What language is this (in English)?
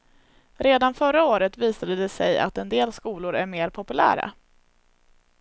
Swedish